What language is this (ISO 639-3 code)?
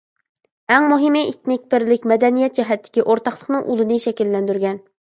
uig